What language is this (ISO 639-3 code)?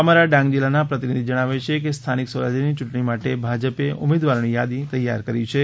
guj